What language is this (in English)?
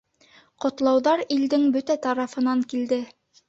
Bashkir